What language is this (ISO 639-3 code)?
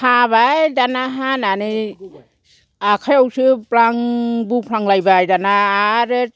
brx